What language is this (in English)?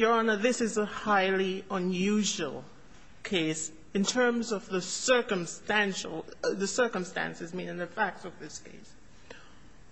English